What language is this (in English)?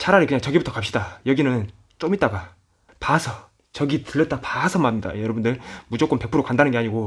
Korean